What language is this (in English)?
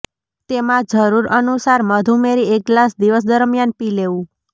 Gujarati